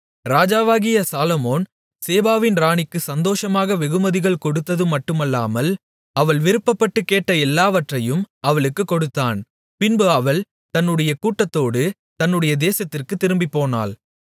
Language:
Tamil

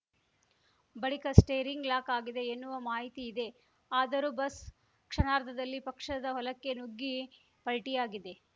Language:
Kannada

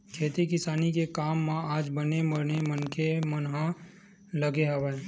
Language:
Chhattisgarhi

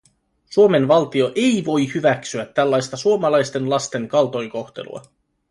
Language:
Finnish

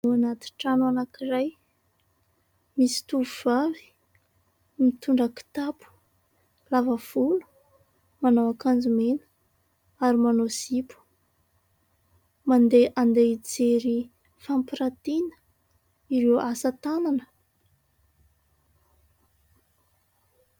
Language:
Malagasy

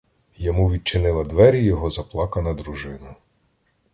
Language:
Ukrainian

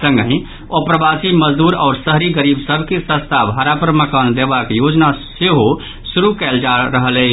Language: Maithili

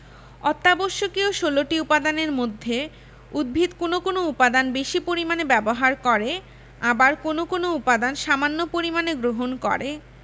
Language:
Bangla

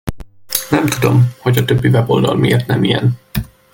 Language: Hungarian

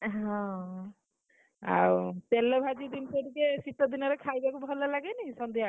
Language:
Odia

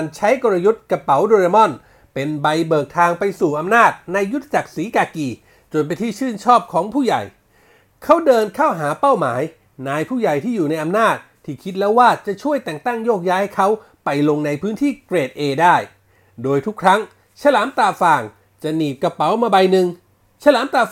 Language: Thai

